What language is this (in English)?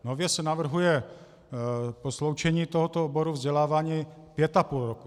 Czech